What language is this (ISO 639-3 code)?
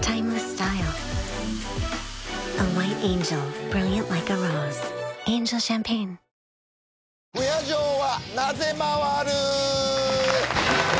jpn